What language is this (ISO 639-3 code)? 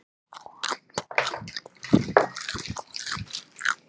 isl